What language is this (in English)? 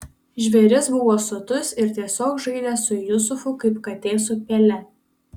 Lithuanian